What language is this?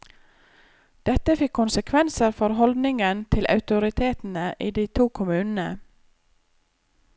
Norwegian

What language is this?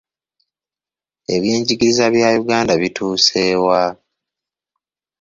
Ganda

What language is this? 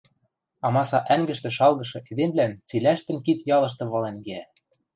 Western Mari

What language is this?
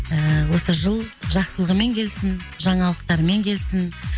Kazakh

